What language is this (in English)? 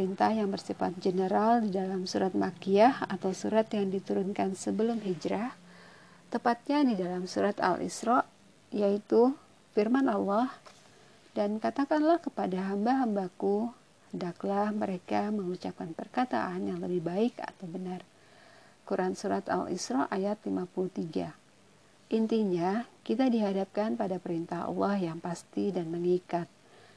Indonesian